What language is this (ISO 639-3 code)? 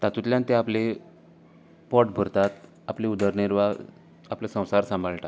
kok